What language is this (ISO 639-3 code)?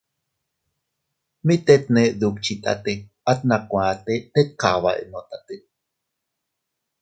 cut